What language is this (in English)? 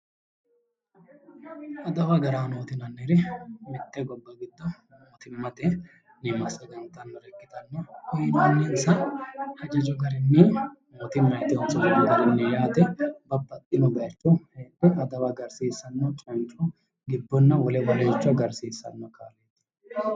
Sidamo